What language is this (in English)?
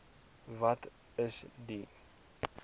Afrikaans